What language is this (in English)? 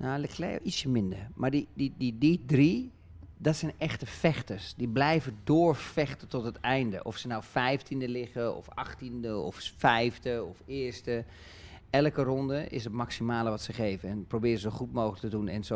Dutch